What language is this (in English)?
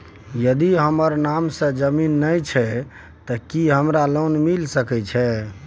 Maithili